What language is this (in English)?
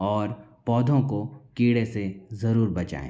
Hindi